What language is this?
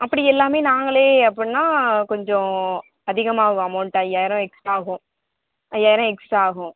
Tamil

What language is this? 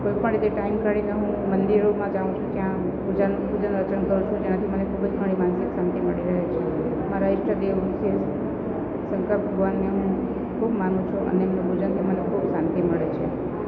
Gujarati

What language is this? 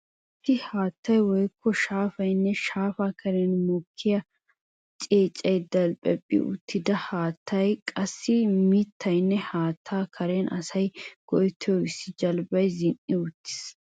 Wolaytta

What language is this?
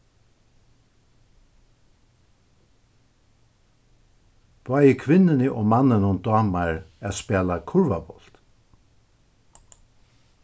Faroese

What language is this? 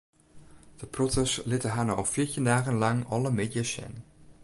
Western Frisian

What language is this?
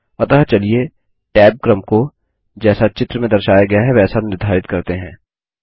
Hindi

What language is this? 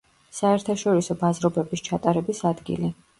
Georgian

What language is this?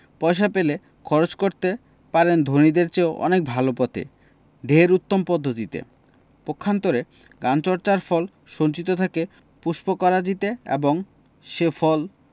Bangla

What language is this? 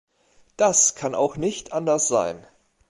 German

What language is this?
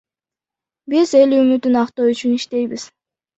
Kyrgyz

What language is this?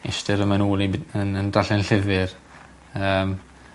Welsh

